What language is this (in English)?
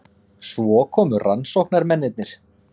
Icelandic